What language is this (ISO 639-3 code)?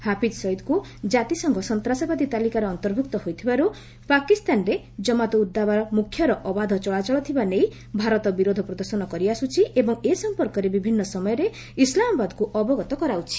ori